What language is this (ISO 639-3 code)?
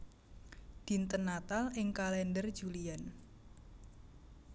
jav